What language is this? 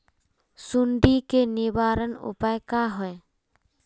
Magahi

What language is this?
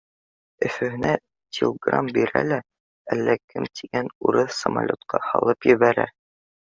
Bashkir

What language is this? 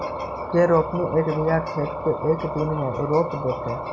Magahi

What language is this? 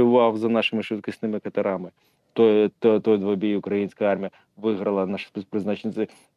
Ukrainian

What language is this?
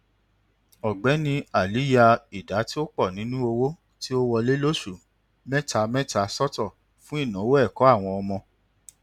Yoruba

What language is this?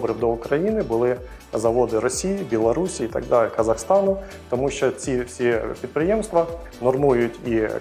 Ukrainian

